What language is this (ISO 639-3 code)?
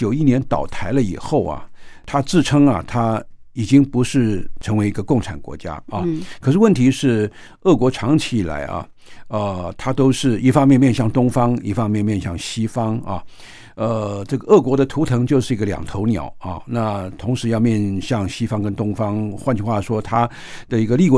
zho